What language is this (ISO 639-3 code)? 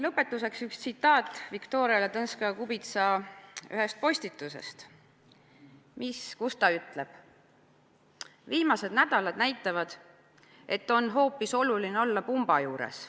est